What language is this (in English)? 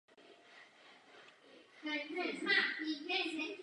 Czech